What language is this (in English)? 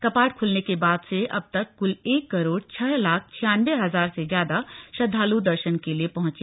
Hindi